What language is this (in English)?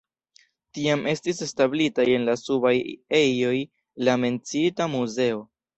Esperanto